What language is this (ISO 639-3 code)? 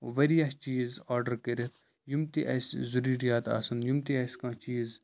kas